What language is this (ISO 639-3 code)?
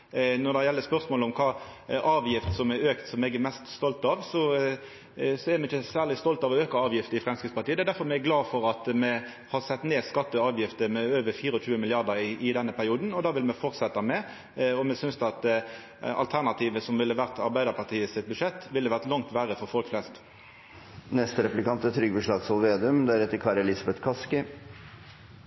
nno